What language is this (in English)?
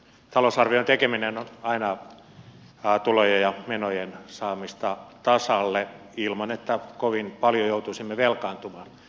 Finnish